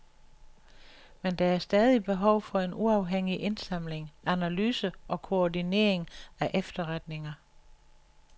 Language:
Danish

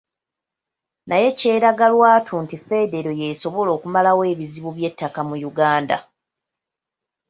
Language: Ganda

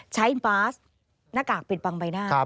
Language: Thai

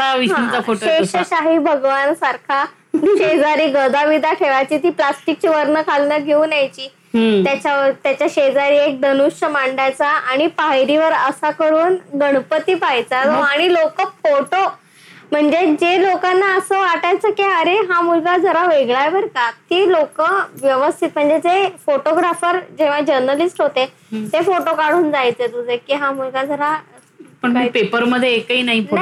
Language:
Marathi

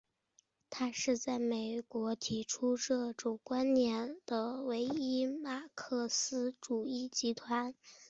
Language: Chinese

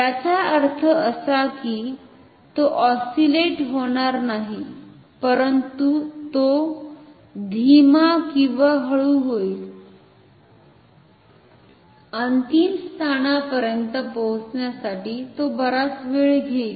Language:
Marathi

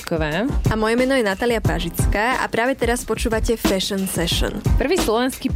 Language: Slovak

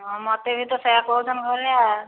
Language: Odia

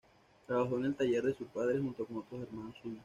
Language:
Spanish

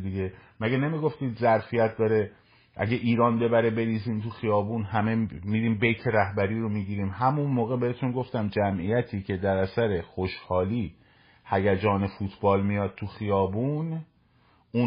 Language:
Persian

